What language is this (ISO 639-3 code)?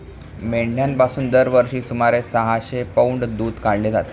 mar